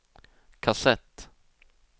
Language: Swedish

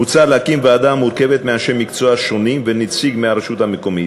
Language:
Hebrew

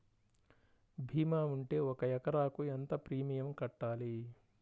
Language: Telugu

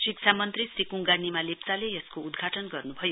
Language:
Nepali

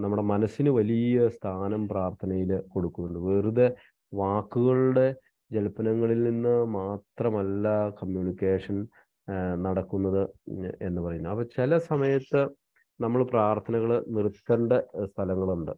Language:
Malayalam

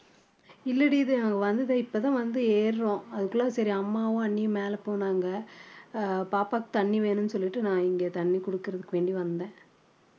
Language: Tamil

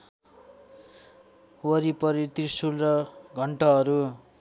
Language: Nepali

